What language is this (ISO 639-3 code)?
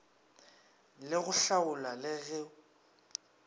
nso